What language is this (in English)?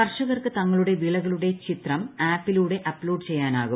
Malayalam